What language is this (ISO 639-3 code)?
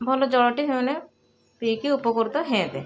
ori